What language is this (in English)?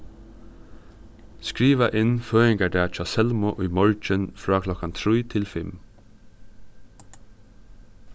Faroese